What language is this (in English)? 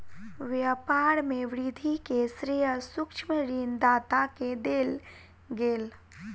Maithili